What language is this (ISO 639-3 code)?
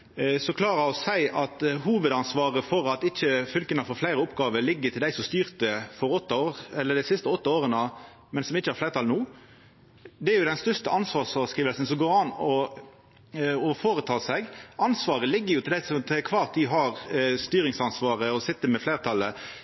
nno